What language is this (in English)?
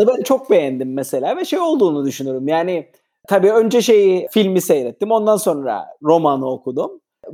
Turkish